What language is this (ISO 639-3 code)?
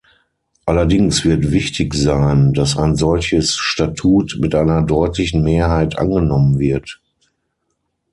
deu